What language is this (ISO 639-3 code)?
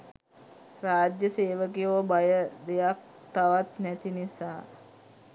sin